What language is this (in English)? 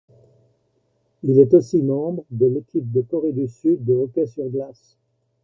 French